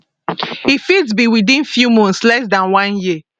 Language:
Nigerian Pidgin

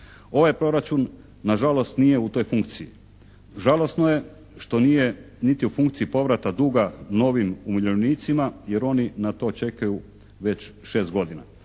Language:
Croatian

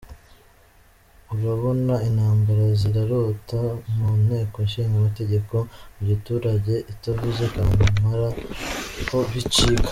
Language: Kinyarwanda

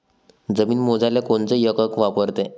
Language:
Marathi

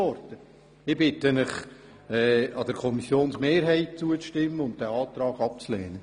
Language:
Swiss German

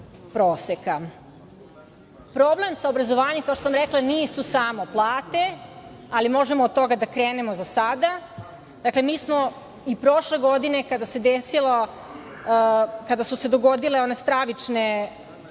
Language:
Serbian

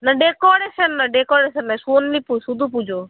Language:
Bangla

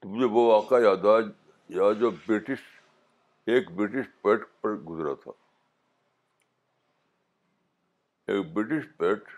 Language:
Urdu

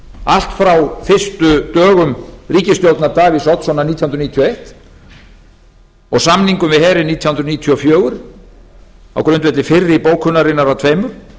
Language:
Icelandic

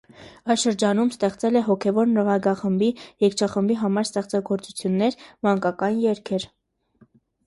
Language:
Armenian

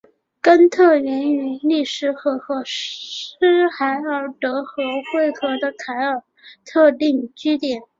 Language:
Chinese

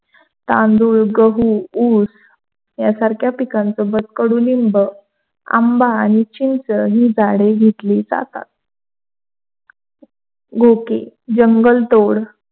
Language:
Marathi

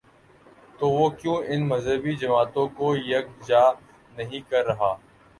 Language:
Urdu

